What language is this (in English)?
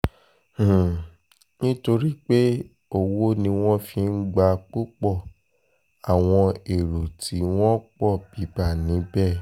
Yoruba